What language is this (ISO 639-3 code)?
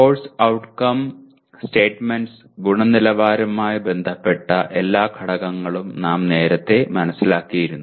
mal